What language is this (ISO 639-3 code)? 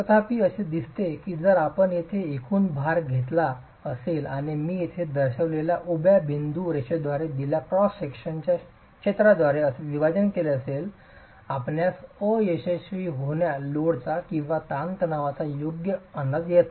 mar